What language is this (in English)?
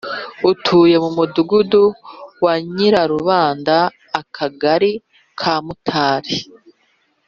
Kinyarwanda